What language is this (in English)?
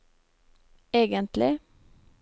Norwegian